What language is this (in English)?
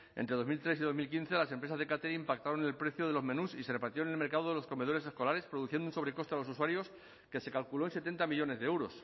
Spanish